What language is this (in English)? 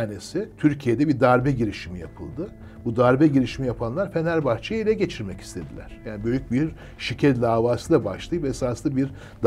Turkish